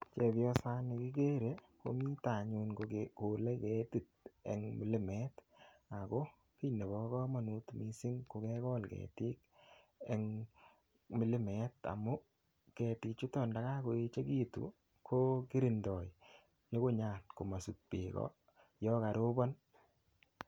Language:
Kalenjin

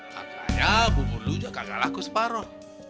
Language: Indonesian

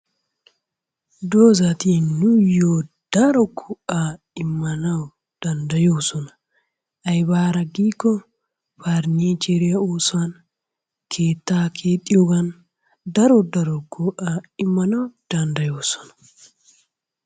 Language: Wolaytta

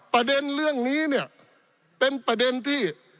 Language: Thai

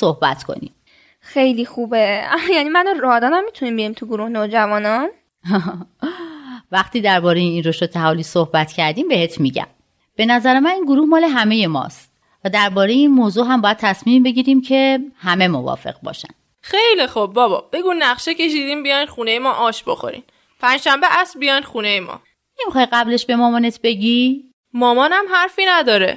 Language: Persian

